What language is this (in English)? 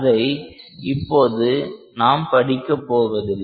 Tamil